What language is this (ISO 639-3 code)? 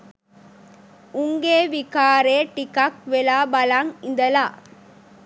sin